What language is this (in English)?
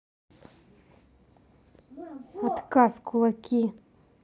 Russian